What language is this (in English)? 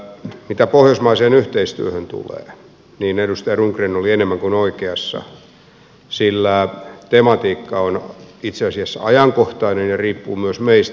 Finnish